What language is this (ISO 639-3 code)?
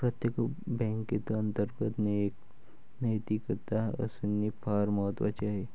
mar